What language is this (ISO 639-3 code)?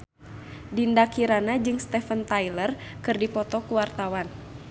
sun